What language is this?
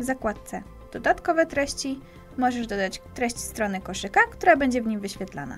Polish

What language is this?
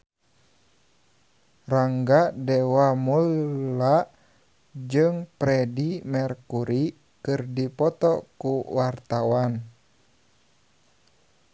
Sundanese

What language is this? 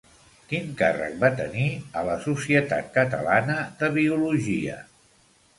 Catalan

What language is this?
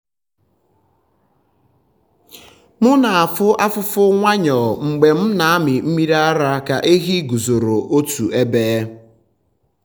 Igbo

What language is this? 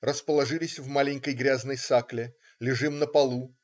Russian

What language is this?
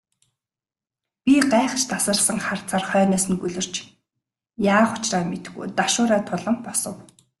Mongolian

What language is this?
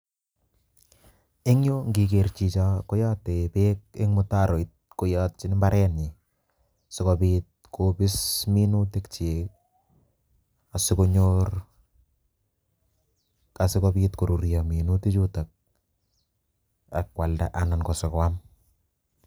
Kalenjin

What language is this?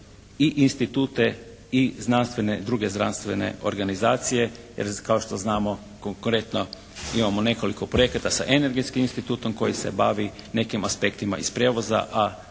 Croatian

